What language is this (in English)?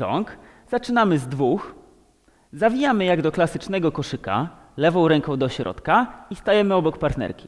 Polish